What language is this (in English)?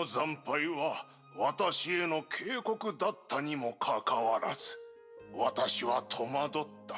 Japanese